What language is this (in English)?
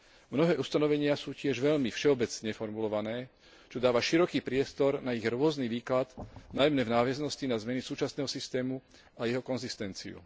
Slovak